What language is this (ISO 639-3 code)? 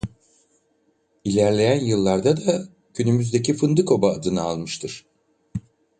tur